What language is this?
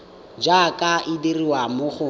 Tswana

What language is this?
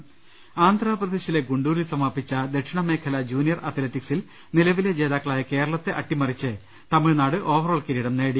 Malayalam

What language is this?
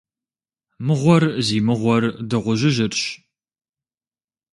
Kabardian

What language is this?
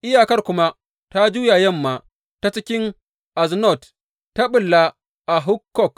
Hausa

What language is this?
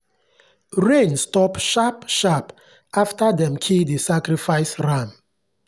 Nigerian Pidgin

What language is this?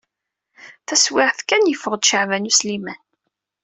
Kabyle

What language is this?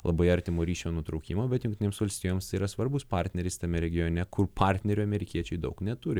Lithuanian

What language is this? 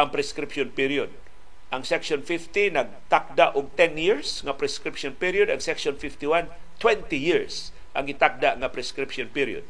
Filipino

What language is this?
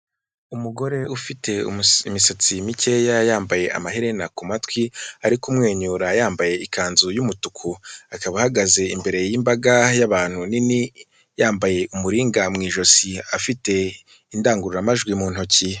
Kinyarwanda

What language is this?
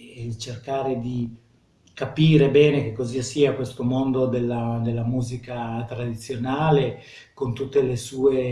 Italian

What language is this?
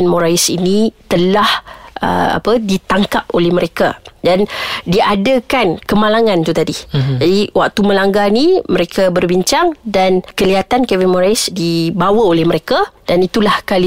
Malay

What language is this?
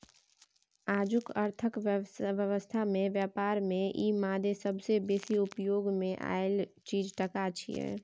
Maithili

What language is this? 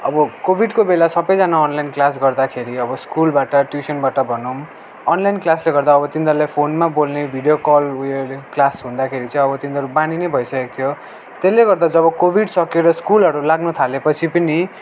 Nepali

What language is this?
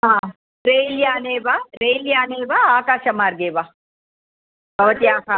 Sanskrit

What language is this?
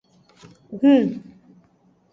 Aja (Benin)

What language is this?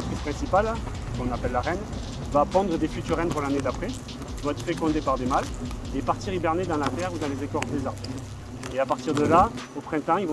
French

